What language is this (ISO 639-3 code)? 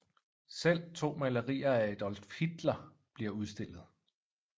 dan